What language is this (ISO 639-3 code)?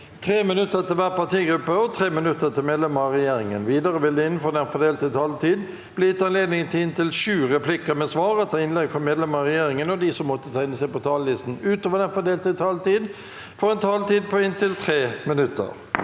nor